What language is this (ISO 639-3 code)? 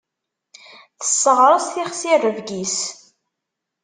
kab